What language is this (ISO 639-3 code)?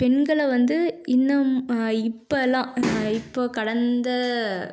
tam